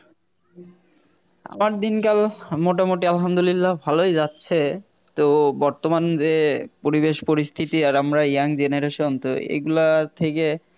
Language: Bangla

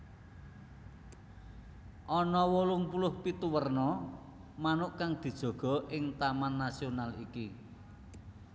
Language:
Javanese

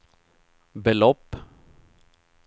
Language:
Swedish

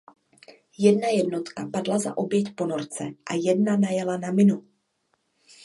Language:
Czech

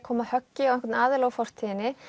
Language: Icelandic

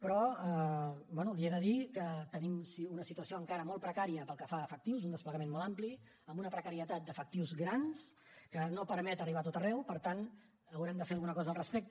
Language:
Catalan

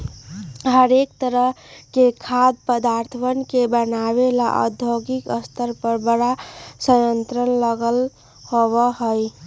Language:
Magahi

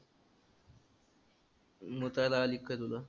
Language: Marathi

